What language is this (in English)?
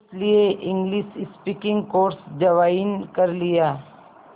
Hindi